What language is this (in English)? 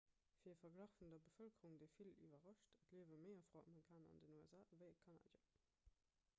Luxembourgish